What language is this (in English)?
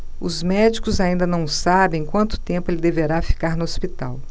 Portuguese